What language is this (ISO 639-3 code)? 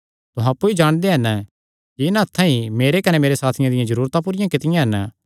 xnr